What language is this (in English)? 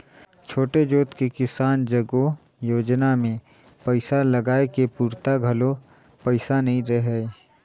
Chhattisgarhi